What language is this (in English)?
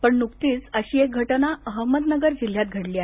Marathi